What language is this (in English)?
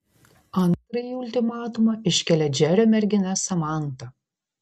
Lithuanian